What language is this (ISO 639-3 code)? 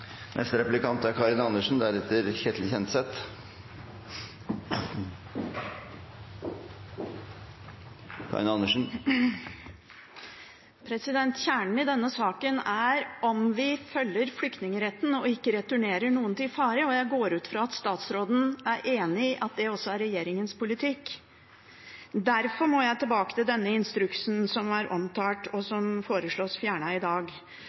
nob